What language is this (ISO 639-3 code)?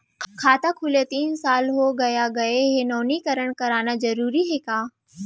hne